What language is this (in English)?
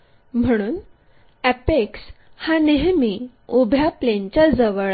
Marathi